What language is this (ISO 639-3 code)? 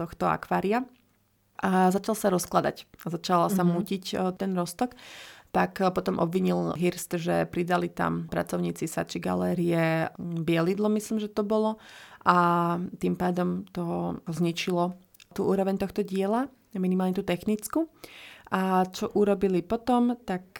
slk